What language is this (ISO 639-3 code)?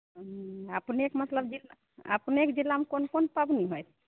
mai